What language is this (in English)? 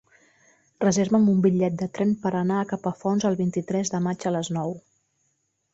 Catalan